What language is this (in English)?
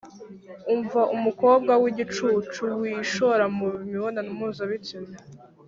Kinyarwanda